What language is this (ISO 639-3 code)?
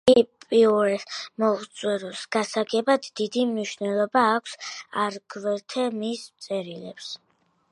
kat